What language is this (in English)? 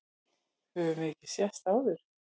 Icelandic